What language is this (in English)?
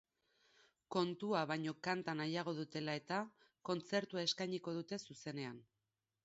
Basque